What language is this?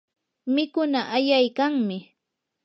Yanahuanca Pasco Quechua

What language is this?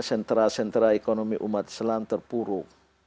Indonesian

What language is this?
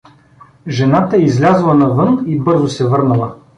Bulgarian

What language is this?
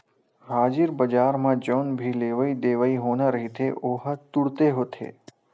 Chhattisgarhi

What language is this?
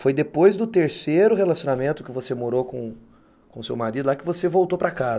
Portuguese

